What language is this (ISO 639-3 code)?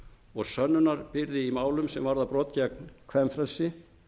isl